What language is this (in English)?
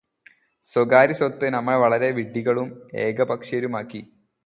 Malayalam